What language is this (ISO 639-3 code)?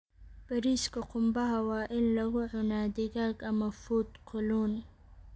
som